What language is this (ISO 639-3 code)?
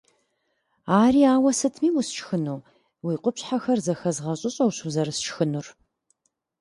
kbd